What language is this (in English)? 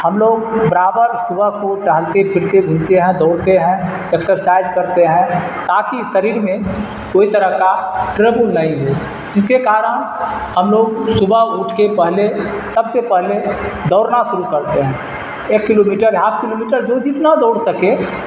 Urdu